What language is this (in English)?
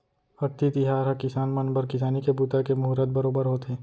Chhattisgarhi